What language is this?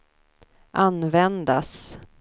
Swedish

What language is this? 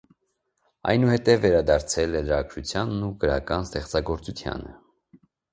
Armenian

